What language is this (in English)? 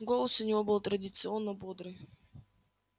Russian